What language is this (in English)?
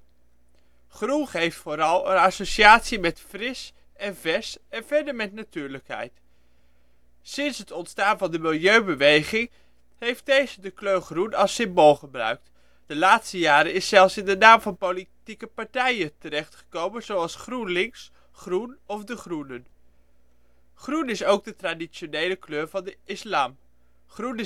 Dutch